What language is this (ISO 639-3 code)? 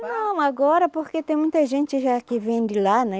por